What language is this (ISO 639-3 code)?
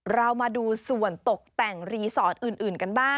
tha